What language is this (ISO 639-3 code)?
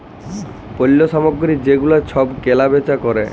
ben